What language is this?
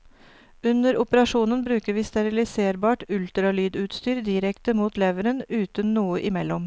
Norwegian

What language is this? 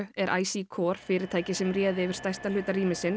Icelandic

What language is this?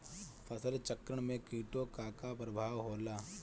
Bhojpuri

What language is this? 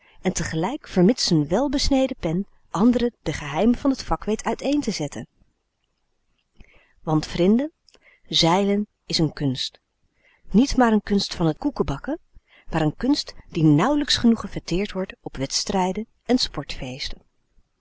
Dutch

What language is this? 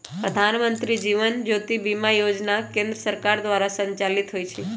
Magahi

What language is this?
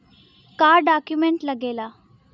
Bhojpuri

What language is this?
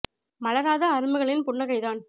Tamil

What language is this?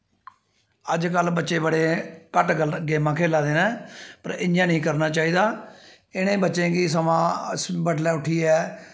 Dogri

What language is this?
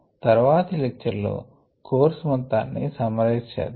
Telugu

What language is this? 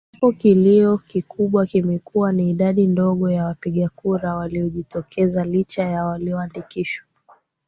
Swahili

